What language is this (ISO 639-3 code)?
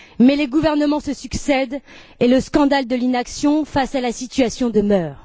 fra